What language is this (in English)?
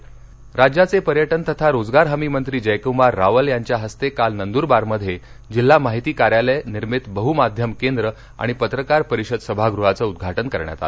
Marathi